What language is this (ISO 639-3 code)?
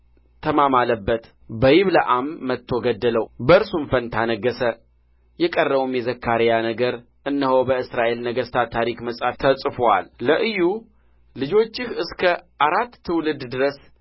amh